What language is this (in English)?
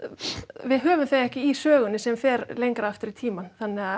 Icelandic